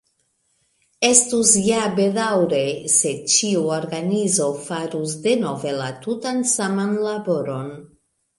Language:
Esperanto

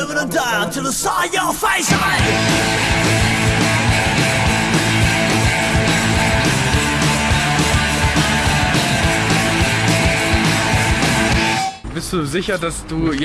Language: German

